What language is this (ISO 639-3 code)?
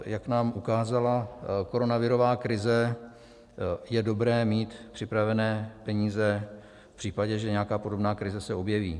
ces